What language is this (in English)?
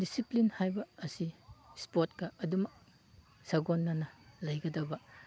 Manipuri